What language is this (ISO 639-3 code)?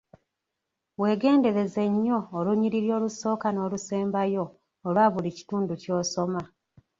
lug